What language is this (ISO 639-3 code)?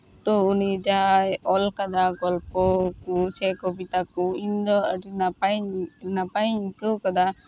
sat